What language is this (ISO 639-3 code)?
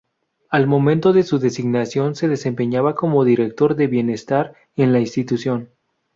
spa